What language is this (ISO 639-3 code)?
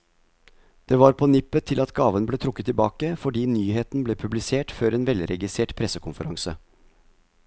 nor